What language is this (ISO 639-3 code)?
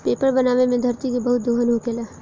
bho